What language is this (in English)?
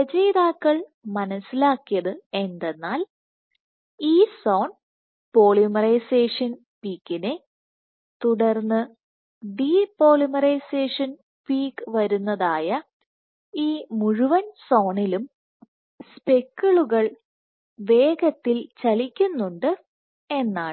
Malayalam